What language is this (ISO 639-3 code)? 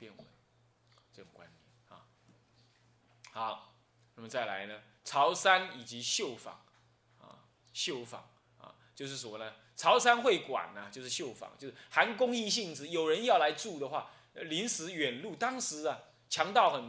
zho